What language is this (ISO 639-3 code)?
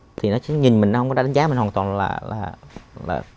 vie